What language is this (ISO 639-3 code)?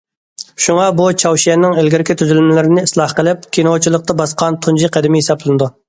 uig